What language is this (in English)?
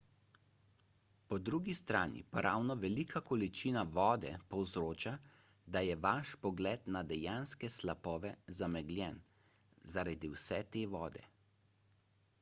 Slovenian